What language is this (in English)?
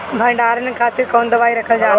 Bhojpuri